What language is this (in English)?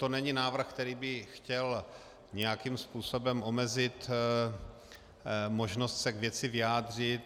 Czech